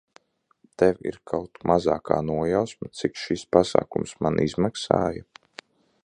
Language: Latvian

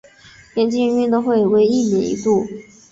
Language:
Chinese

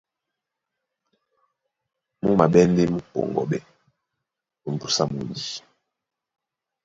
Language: Duala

